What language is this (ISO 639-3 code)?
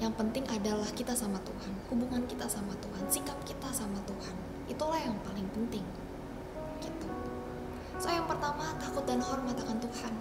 ind